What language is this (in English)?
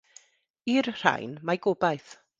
Welsh